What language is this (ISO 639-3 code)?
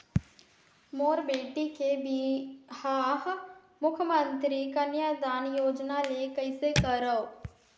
hne